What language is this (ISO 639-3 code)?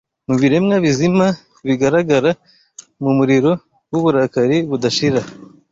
kin